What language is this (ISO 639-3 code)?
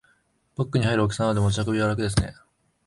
jpn